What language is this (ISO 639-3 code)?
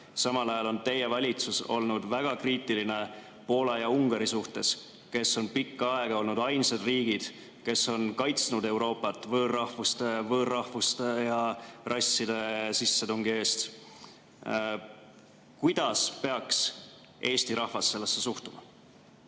est